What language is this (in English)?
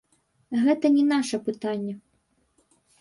Belarusian